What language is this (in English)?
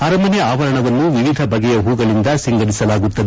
Kannada